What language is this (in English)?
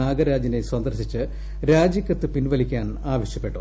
Malayalam